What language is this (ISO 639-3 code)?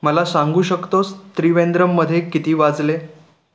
mar